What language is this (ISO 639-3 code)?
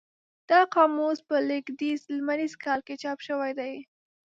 pus